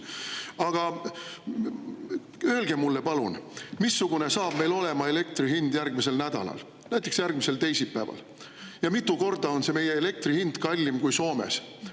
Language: Estonian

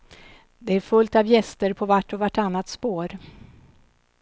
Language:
Swedish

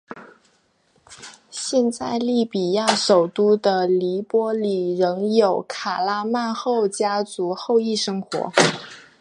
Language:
Chinese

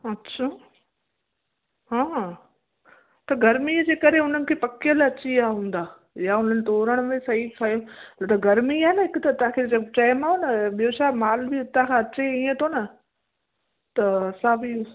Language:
Sindhi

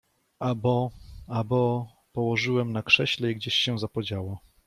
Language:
Polish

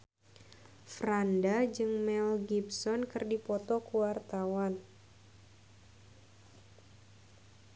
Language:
Sundanese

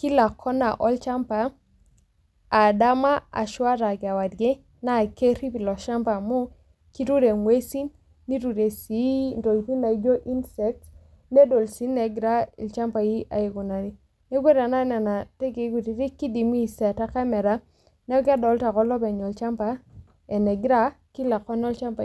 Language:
Masai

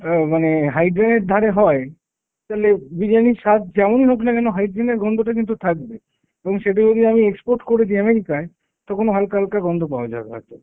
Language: Bangla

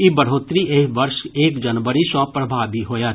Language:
Maithili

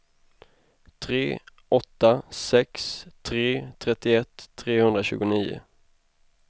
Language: Swedish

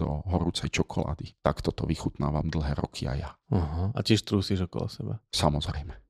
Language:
Slovak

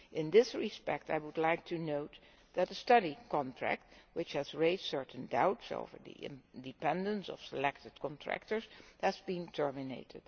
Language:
English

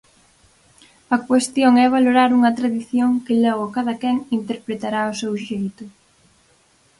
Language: Galician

